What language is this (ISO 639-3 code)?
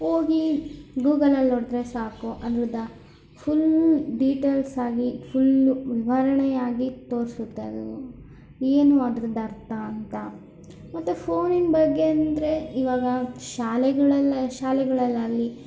kan